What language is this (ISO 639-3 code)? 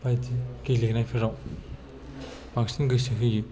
brx